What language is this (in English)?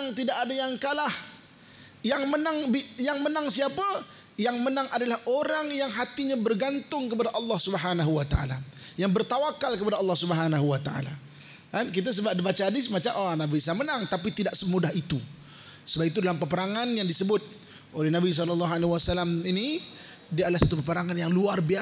Malay